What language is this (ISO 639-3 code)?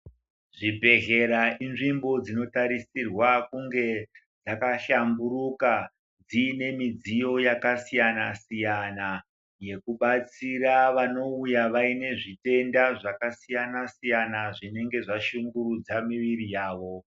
ndc